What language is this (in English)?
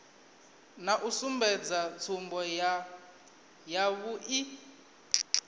Venda